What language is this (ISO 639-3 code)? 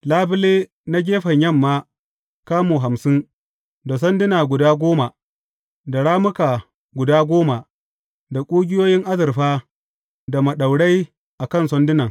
hau